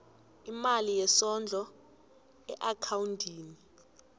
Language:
South Ndebele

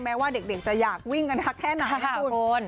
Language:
Thai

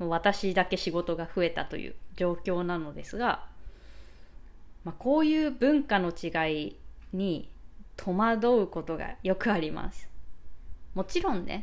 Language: Japanese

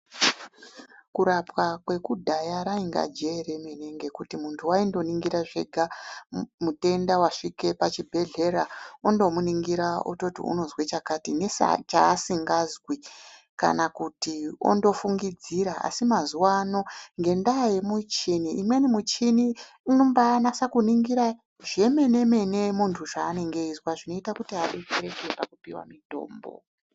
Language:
Ndau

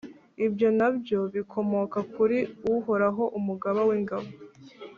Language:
Kinyarwanda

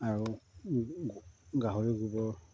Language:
Assamese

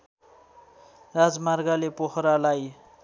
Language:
Nepali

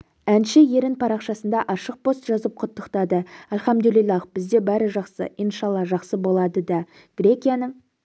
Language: Kazakh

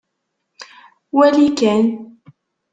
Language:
Kabyle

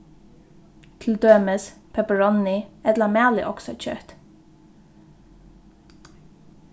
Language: Faroese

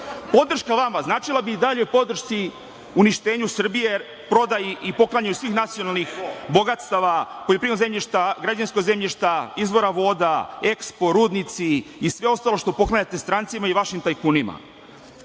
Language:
Serbian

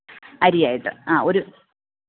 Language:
Malayalam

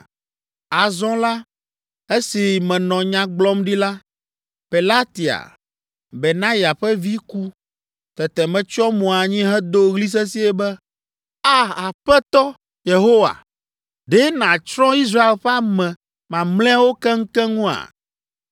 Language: Ewe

